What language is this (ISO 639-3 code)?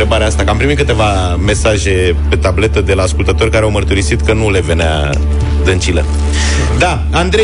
ron